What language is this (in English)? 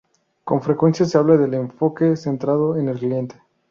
Spanish